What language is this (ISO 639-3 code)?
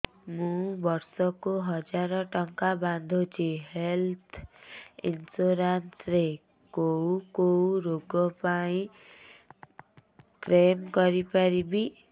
ori